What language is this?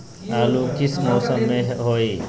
Magahi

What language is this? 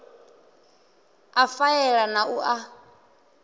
Venda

